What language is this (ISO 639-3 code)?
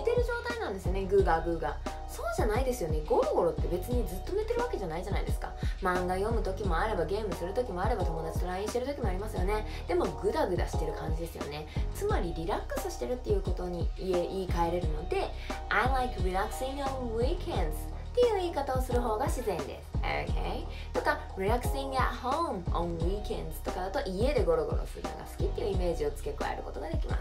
jpn